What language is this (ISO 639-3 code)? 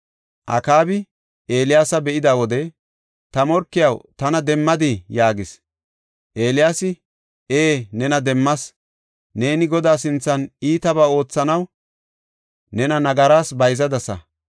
gof